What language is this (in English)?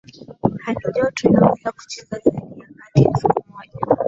Swahili